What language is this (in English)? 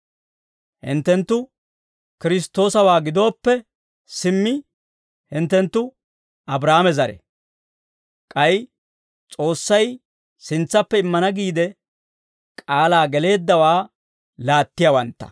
Dawro